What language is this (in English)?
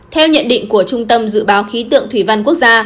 Vietnamese